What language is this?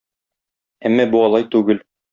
Tatar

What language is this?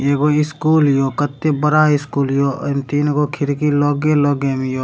Maithili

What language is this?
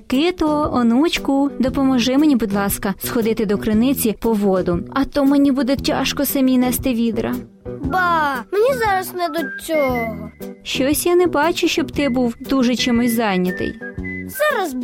Ukrainian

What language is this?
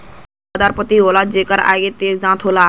Bhojpuri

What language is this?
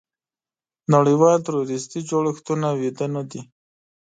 Pashto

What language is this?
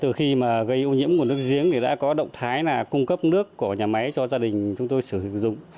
Vietnamese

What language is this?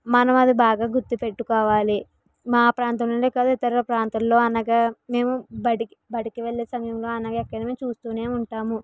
Telugu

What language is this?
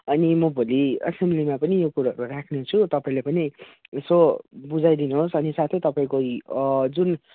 Nepali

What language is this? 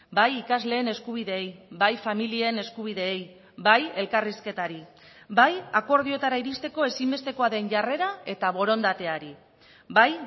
Basque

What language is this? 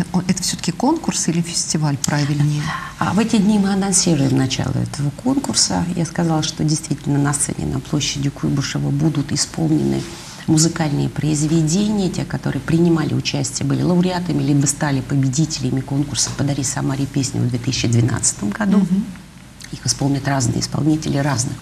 Russian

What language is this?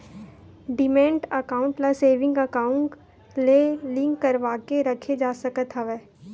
Chhattisgarhi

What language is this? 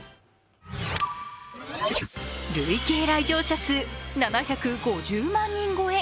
Japanese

